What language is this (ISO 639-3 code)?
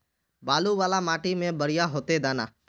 mag